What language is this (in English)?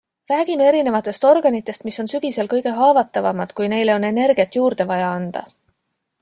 Estonian